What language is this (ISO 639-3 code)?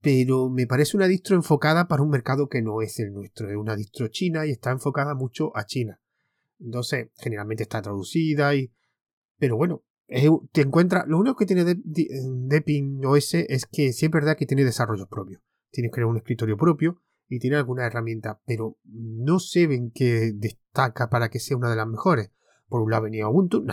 spa